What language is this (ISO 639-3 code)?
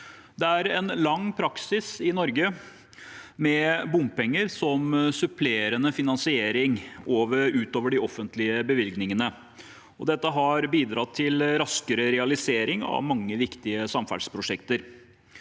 nor